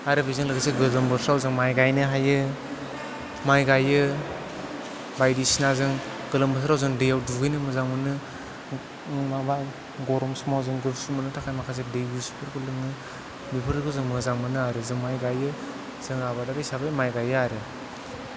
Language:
Bodo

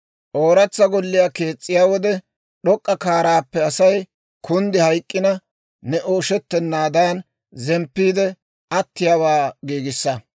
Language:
Dawro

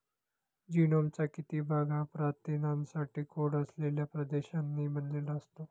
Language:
Marathi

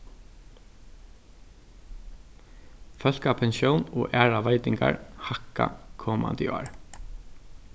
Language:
Faroese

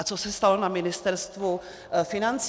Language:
Czech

